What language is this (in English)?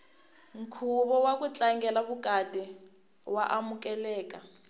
Tsonga